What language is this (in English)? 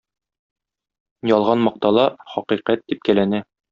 Tatar